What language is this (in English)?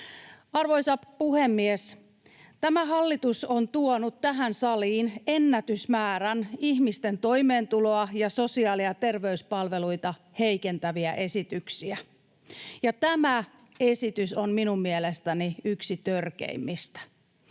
Finnish